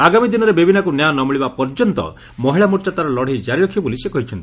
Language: Odia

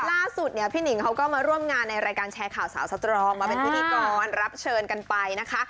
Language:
Thai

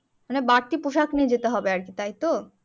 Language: Bangla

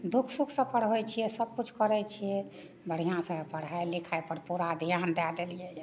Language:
Maithili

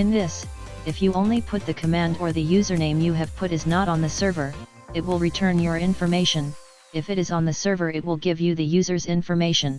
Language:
English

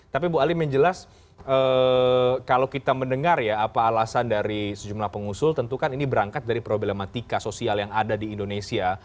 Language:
Indonesian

